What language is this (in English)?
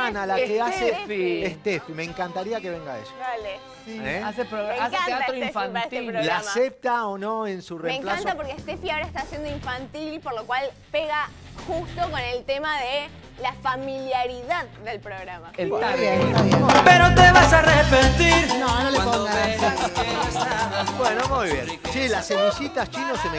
Spanish